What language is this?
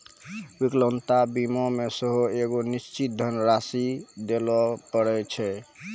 Maithili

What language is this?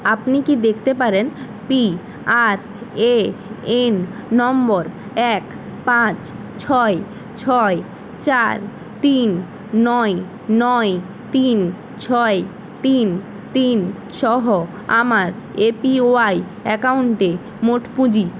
Bangla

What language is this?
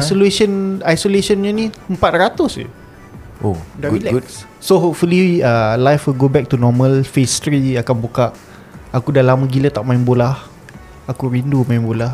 Malay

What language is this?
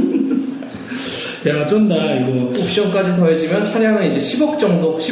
Korean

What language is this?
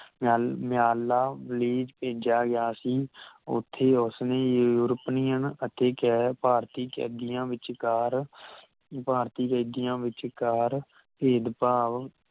Punjabi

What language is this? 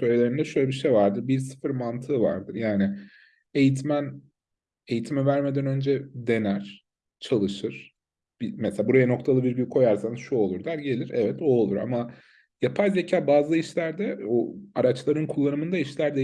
Turkish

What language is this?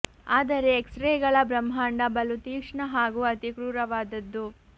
Kannada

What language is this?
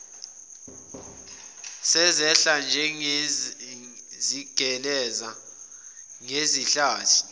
Zulu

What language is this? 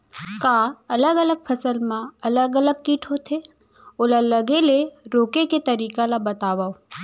Chhattisgarhi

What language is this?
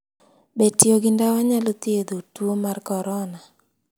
Luo (Kenya and Tanzania)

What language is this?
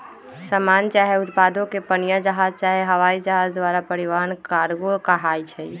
Magahi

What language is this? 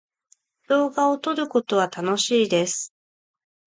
Japanese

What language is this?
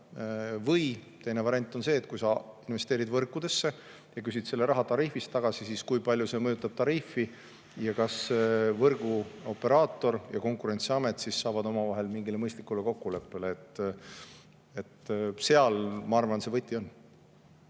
Estonian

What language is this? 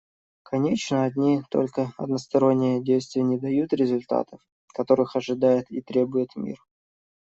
Russian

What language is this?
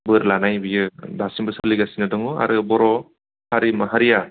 Bodo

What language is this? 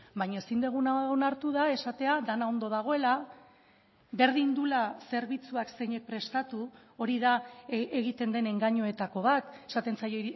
Basque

